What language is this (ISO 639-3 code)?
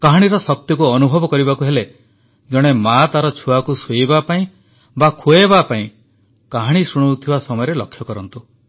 ori